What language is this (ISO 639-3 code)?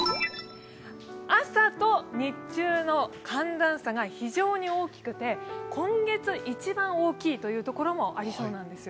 jpn